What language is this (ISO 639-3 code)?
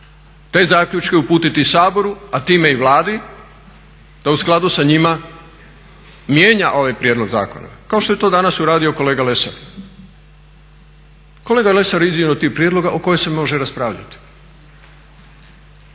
hrv